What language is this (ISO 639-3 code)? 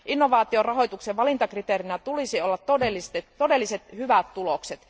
fin